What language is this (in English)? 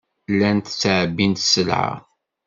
Kabyle